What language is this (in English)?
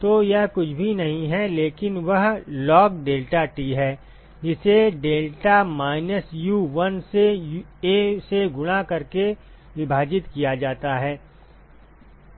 Hindi